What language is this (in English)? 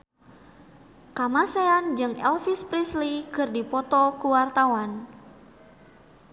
Sundanese